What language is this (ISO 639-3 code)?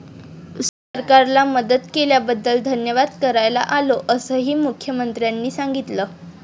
mar